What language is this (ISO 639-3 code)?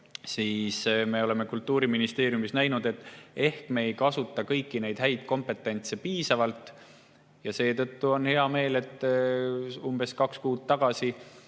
est